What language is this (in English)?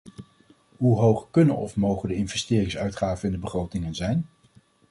Dutch